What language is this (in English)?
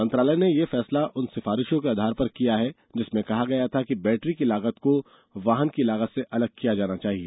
Hindi